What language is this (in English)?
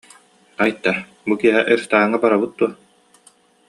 Yakut